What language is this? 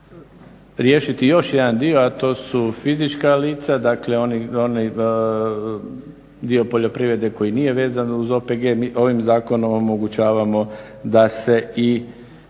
Croatian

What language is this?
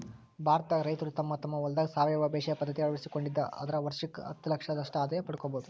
Kannada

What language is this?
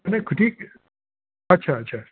Sindhi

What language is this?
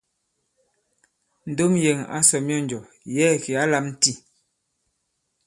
Bankon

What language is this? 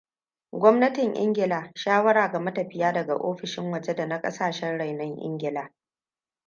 Hausa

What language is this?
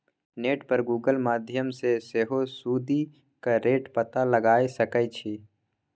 Maithili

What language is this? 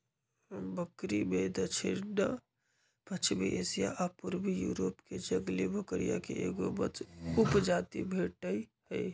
Magahi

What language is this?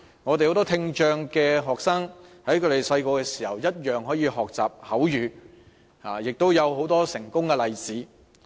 Cantonese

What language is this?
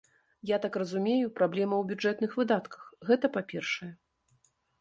Belarusian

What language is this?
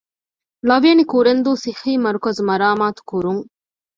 Divehi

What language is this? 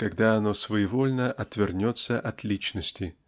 Russian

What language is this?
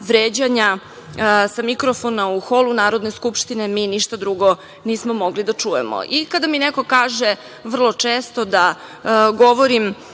Serbian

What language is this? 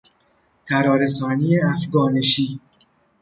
Persian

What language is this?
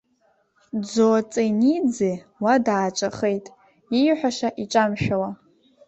Abkhazian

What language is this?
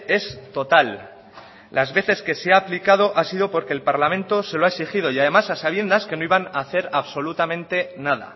Spanish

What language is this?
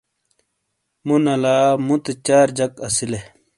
Shina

